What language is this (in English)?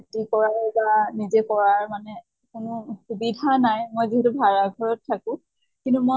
Assamese